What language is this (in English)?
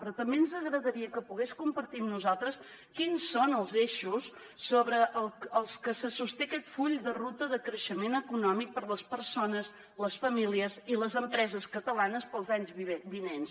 Catalan